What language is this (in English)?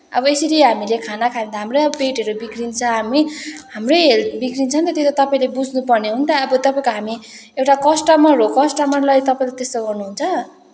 Nepali